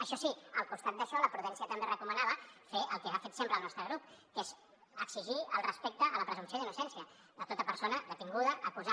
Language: Catalan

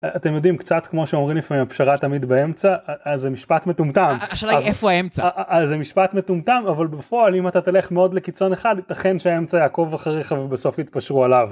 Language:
Hebrew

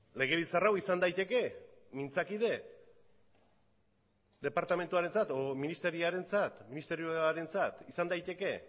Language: Basque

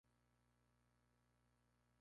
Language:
Spanish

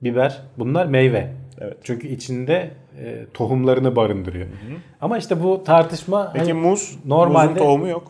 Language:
Turkish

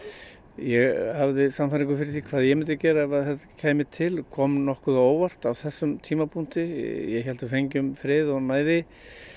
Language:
Icelandic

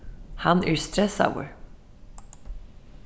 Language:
Faroese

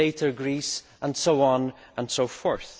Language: English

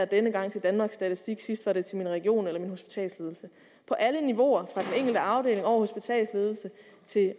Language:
Danish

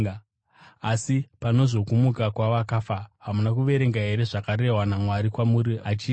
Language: Shona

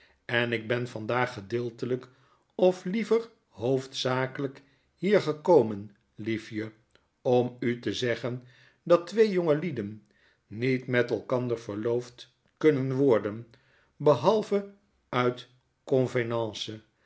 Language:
Dutch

